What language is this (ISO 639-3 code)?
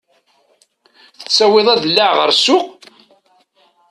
kab